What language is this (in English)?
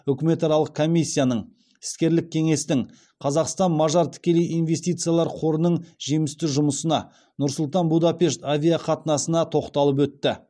Kazakh